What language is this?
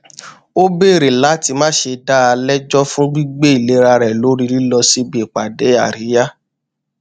Yoruba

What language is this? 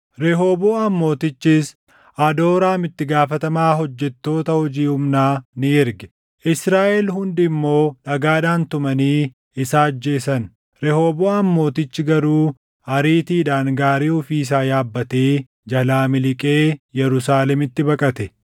Oromo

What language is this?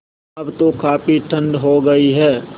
Hindi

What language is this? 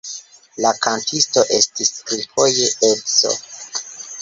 Esperanto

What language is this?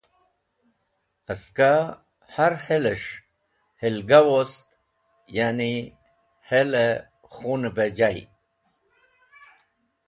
Wakhi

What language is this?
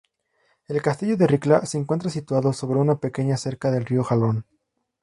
Spanish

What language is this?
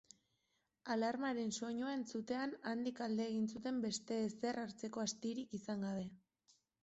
Basque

